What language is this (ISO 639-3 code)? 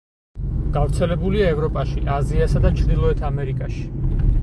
kat